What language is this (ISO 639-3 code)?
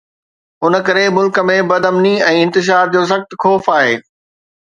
snd